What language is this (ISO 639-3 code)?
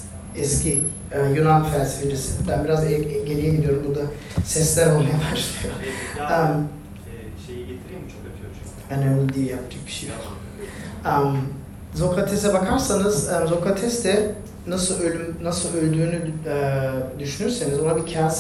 tur